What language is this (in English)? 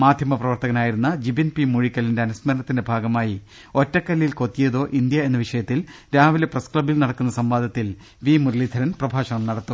Malayalam